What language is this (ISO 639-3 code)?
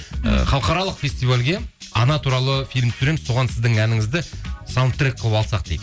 kaz